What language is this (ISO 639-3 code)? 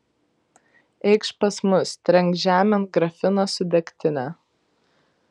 lit